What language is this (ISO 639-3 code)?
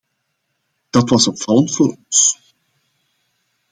nld